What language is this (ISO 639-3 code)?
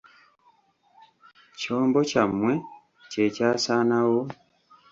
lug